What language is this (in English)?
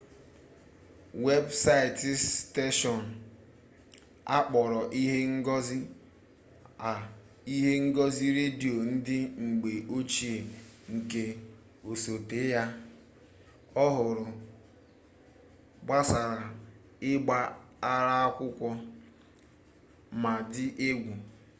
Igbo